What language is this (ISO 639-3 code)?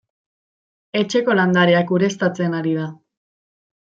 eus